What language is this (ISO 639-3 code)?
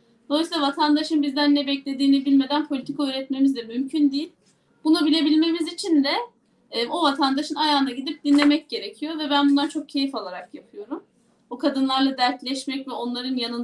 tur